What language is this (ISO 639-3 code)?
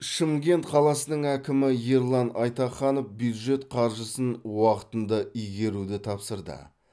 kaz